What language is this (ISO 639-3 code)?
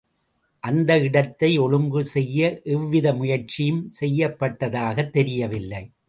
tam